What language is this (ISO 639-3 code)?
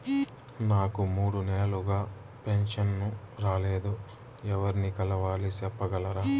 tel